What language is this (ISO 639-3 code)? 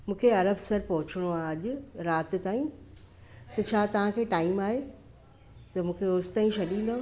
snd